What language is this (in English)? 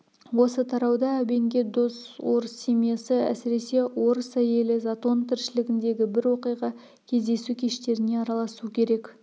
Kazakh